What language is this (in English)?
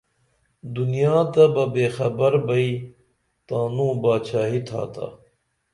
Dameli